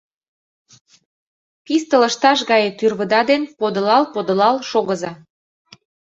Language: Mari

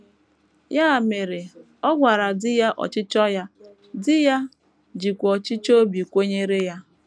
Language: Igbo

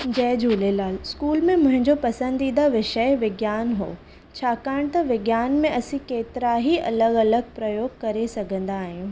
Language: Sindhi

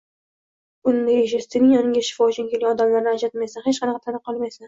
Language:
Uzbek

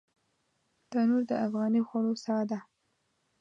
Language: Pashto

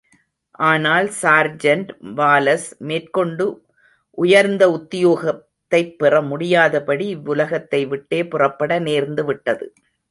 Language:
Tamil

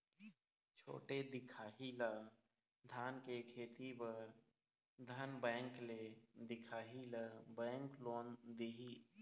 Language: Chhattisgarhi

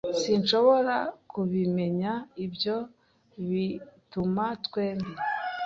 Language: Kinyarwanda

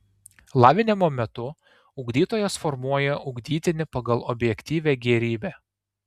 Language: Lithuanian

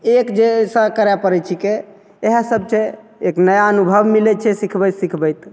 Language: Maithili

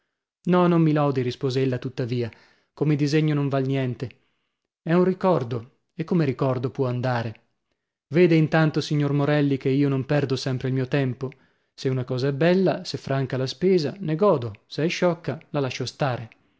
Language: Italian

